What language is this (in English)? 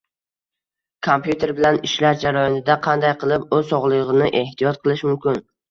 Uzbek